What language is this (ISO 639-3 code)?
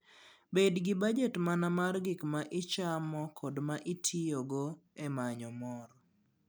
luo